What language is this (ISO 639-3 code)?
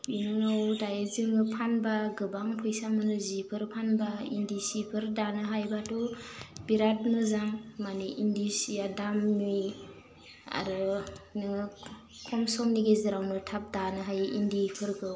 brx